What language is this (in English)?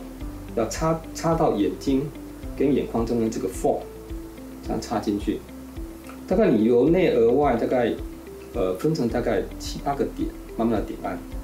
Chinese